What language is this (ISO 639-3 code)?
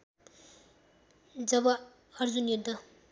nep